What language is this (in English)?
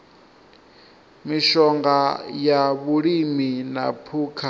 Venda